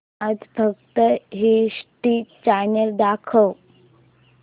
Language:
Marathi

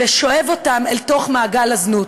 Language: Hebrew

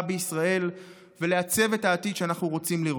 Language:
Hebrew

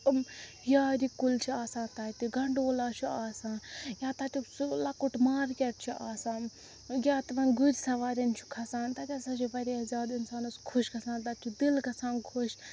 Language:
Kashmiri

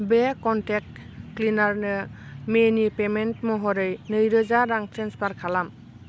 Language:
Bodo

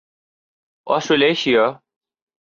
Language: Urdu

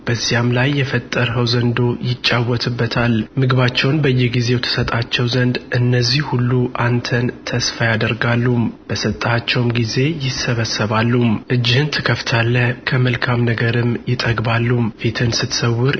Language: Amharic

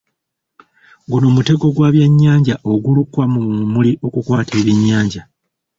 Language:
Ganda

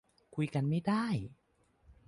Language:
Thai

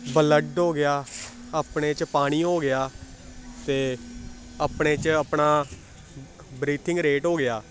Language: Dogri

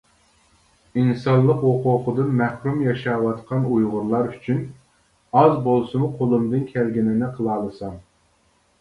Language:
Uyghur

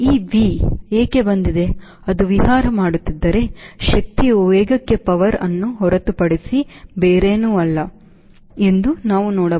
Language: Kannada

